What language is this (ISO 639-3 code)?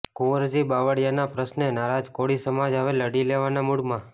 guj